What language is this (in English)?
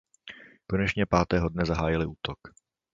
Czech